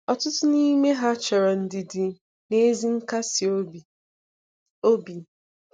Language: Igbo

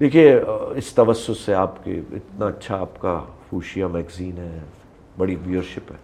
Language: Urdu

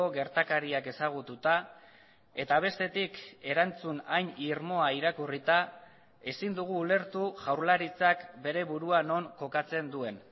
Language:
Basque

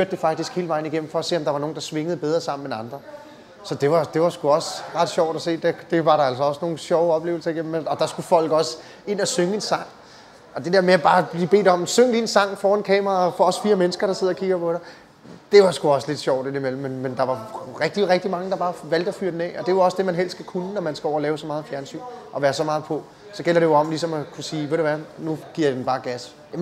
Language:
Danish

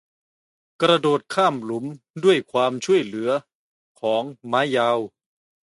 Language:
Thai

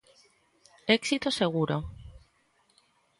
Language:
Galician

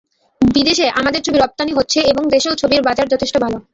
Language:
Bangla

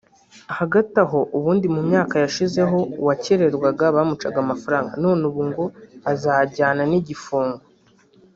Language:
Kinyarwanda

